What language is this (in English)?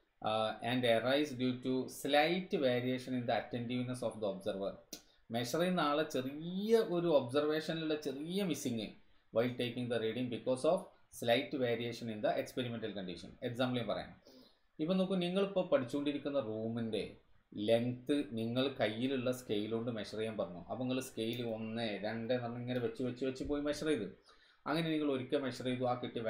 Malayalam